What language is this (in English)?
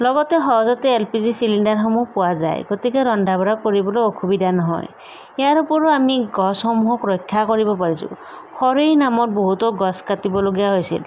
Assamese